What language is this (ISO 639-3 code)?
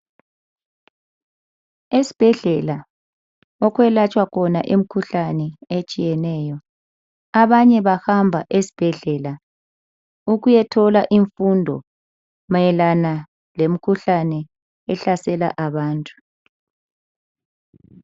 nde